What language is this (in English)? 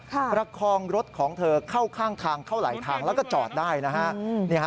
Thai